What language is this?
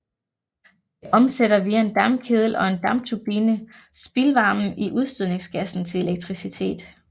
Danish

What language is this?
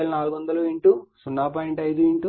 Telugu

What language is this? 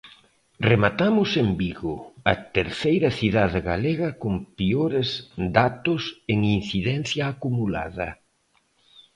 Galician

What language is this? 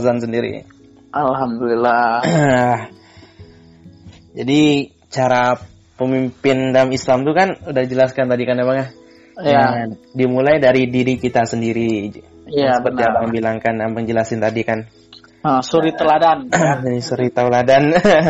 Indonesian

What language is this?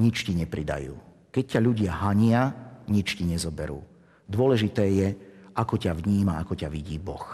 Slovak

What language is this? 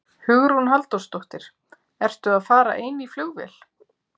Icelandic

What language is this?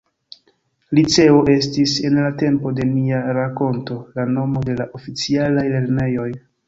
Esperanto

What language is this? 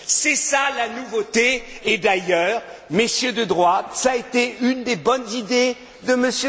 French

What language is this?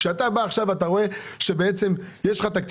Hebrew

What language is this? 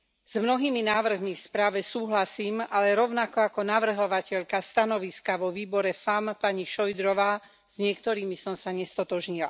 Slovak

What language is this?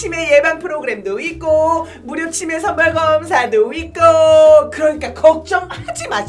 Korean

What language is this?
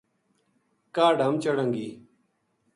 Gujari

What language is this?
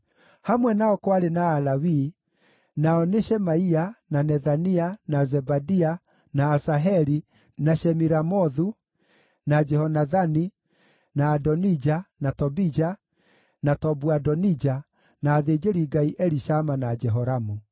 Kikuyu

